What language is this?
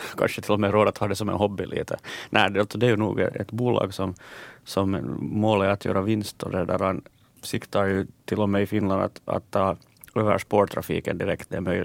Swedish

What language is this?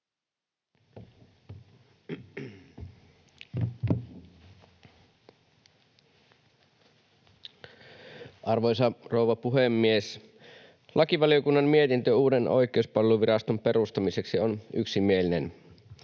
Finnish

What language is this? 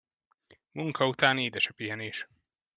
Hungarian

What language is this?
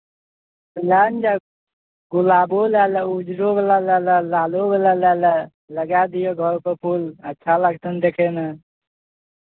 Maithili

